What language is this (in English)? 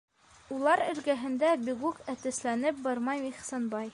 Bashkir